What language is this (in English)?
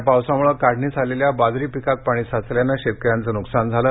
Marathi